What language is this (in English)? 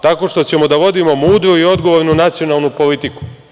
Serbian